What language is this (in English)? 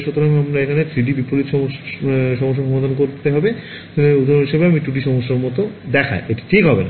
Bangla